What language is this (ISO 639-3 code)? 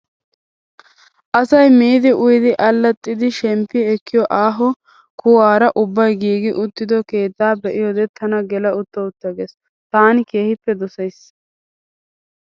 wal